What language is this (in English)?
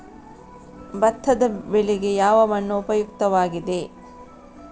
Kannada